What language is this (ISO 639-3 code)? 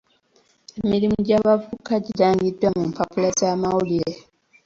lug